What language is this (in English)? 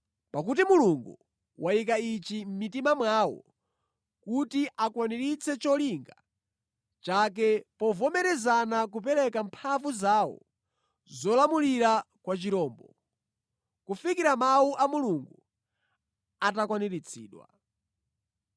Nyanja